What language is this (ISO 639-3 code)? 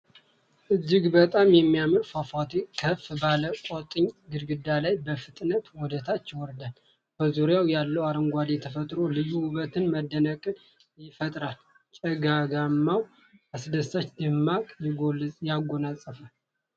amh